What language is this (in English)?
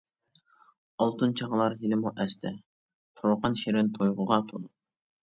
Uyghur